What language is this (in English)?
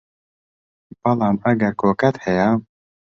Central Kurdish